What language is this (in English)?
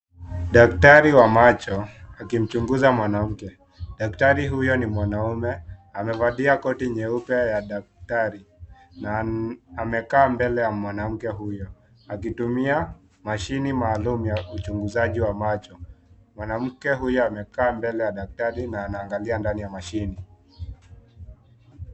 Swahili